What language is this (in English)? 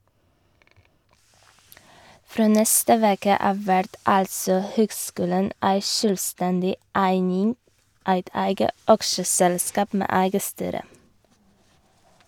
Norwegian